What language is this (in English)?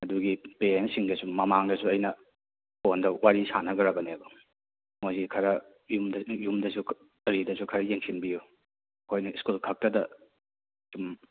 Manipuri